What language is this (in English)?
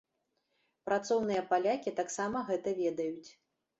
Belarusian